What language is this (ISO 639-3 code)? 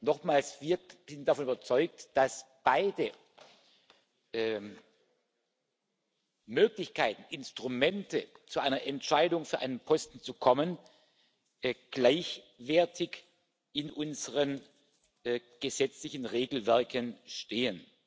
deu